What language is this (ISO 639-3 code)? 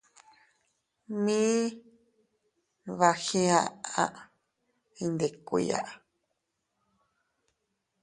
cut